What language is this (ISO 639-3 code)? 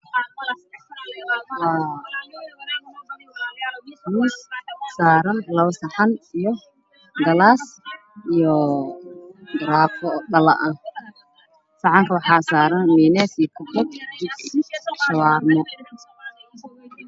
som